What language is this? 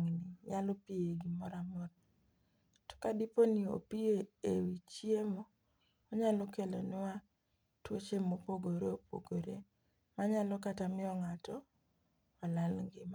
Luo (Kenya and Tanzania)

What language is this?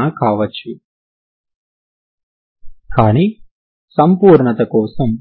Telugu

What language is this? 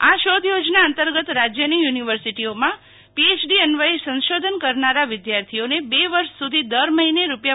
Gujarati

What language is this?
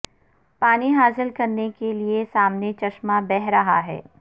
Urdu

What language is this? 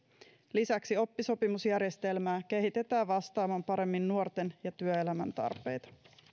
Finnish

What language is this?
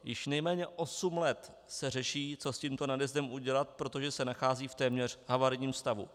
Czech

